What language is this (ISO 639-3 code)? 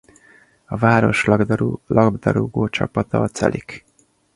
hun